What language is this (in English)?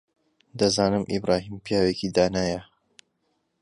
Central Kurdish